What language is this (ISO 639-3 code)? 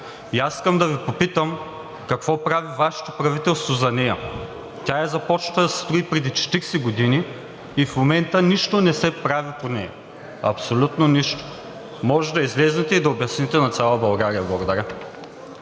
bul